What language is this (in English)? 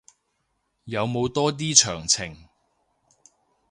Cantonese